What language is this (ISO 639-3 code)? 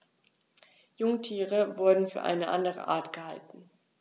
deu